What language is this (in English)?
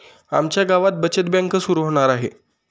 Marathi